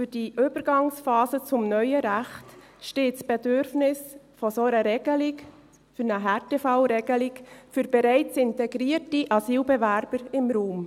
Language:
Swiss German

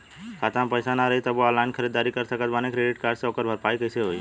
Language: Bhojpuri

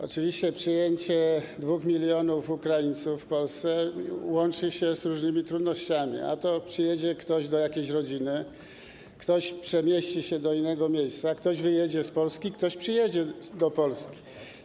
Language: Polish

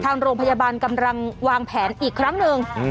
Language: Thai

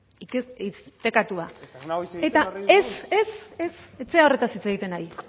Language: Basque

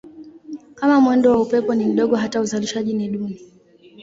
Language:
Swahili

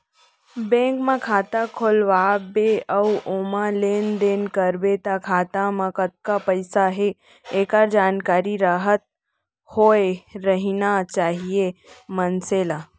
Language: Chhattisgarhi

